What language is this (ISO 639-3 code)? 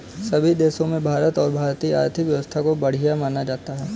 hin